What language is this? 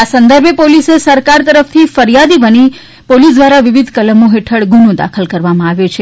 Gujarati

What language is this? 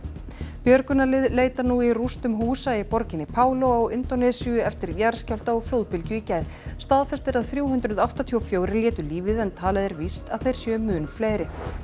Icelandic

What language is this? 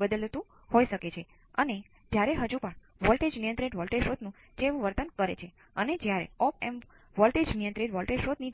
Gujarati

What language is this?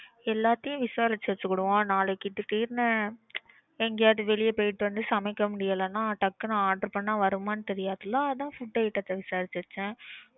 Tamil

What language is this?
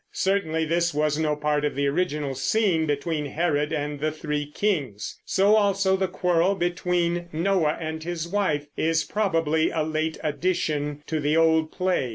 English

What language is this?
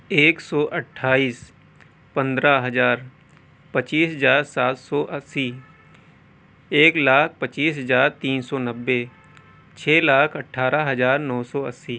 Urdu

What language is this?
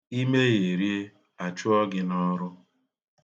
Igbo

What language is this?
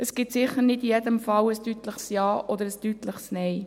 Swiss German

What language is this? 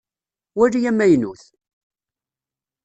Kabyle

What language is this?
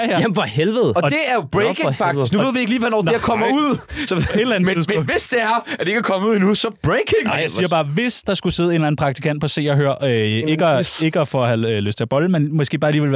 Danish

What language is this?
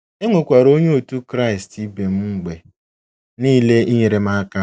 Igbo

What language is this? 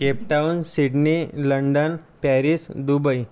Marathi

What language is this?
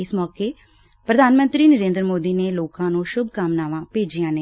Punjabi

